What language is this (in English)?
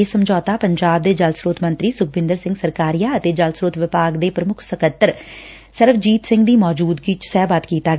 Punjabi